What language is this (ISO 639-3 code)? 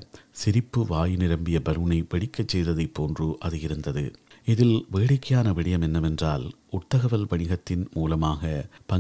tam